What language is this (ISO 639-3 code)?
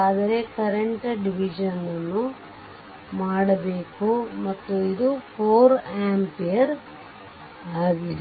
kan